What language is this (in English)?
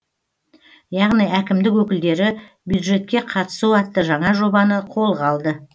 Kazakh